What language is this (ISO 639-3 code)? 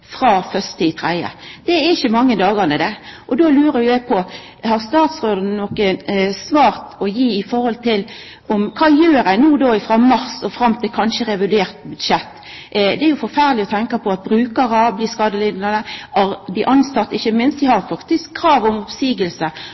nno